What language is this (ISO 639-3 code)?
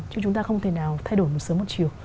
vie